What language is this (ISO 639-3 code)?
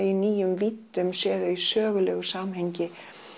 isl